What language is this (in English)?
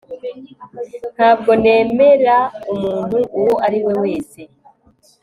Kinyarwanda